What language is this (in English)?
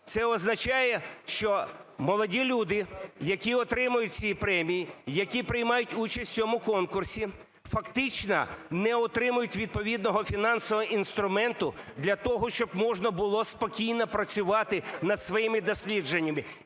Ukrainian